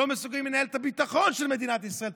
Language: Hebrew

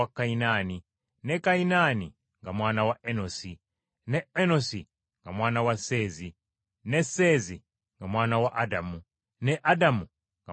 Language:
Ganda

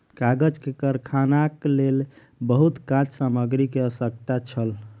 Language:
Maithili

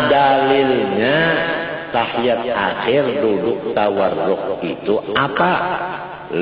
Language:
Indonesian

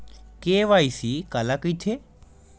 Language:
Chhattisgarhi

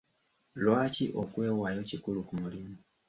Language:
Ganda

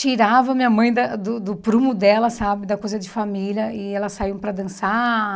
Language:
Portuguese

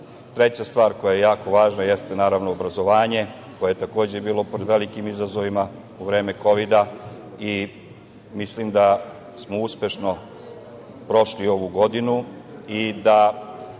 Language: Serbian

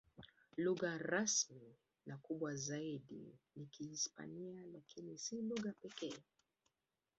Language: Swahili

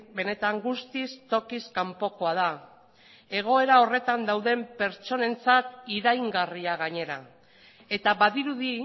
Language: Basque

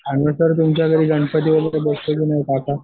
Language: Marathi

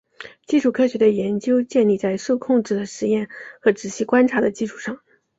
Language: Chinese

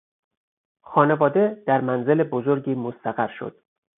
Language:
Persian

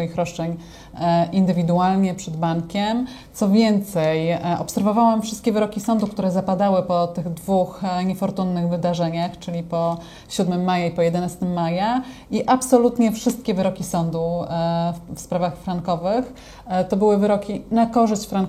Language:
Polish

